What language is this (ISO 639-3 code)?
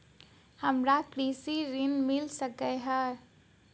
mai